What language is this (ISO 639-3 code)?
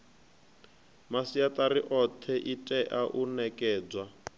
ven